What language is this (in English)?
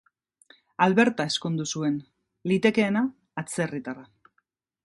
Basque